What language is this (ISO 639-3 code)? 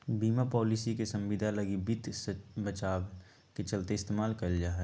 mag